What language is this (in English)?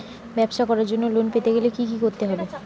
Bangla